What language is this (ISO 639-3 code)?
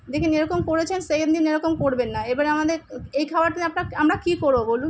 ben